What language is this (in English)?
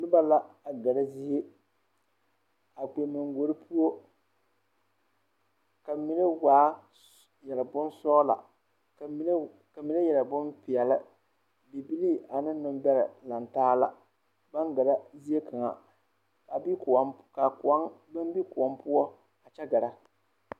Southern Dagaare